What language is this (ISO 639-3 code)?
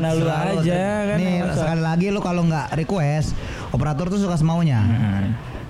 ind